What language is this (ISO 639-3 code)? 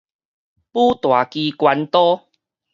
nan